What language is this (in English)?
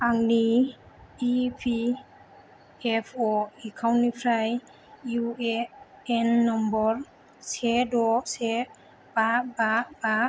Bodo